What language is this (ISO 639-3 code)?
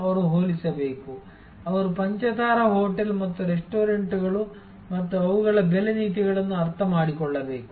kan